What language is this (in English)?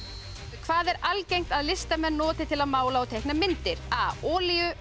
Icelandic